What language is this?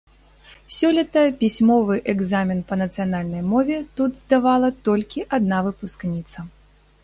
Belarusian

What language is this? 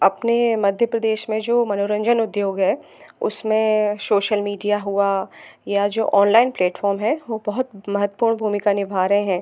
Hindi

